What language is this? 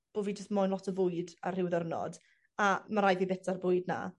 Welsh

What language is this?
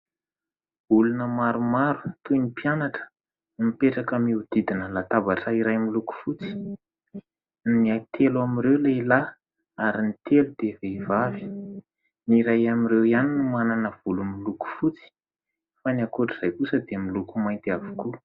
Malagasy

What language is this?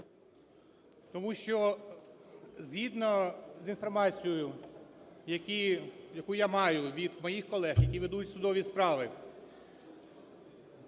Ukrainian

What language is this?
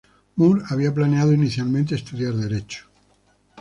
Spanish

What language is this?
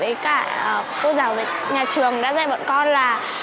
Vietnamese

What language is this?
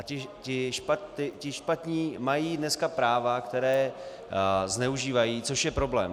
Czech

